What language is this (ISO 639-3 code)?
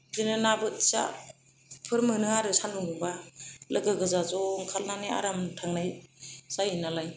brx